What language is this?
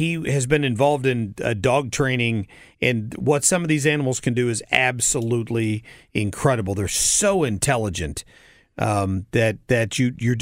English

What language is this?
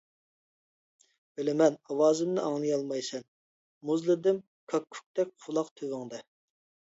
Uyghur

